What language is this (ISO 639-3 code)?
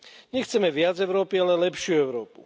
slk